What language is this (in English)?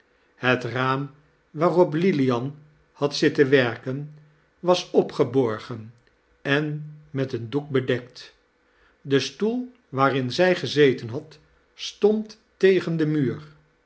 Dutch